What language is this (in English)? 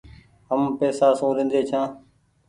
Goaria